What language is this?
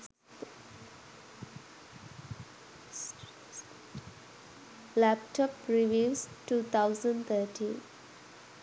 Sinhala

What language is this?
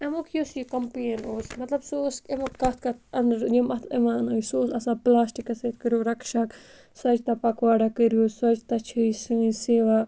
Kashmiri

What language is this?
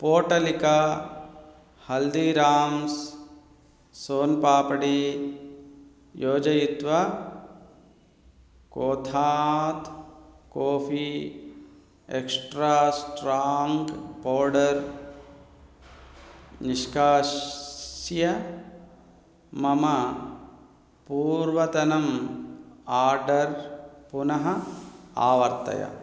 Sanskrit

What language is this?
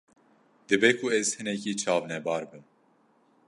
Kurdish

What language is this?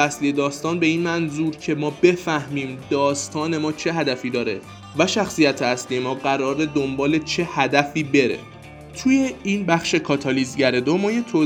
Persian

